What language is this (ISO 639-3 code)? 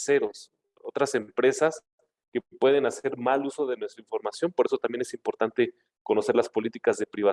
spa